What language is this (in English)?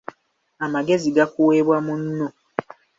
Ganda